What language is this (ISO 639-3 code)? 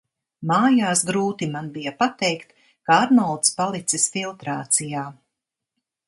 lav